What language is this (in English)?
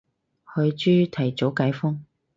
Cantonese